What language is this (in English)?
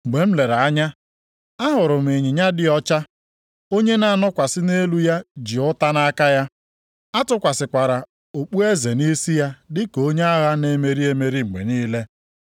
Igbo